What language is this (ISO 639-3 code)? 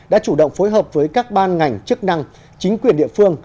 vie